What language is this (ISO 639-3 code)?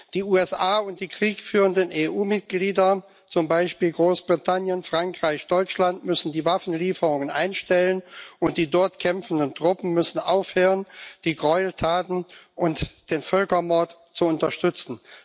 deu